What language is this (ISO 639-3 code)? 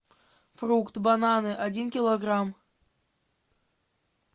rus